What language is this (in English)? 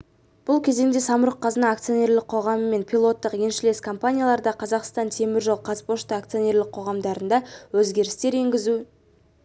Kazakh